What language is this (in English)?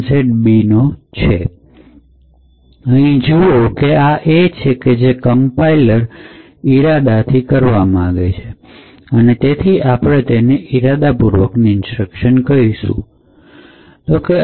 Gujarati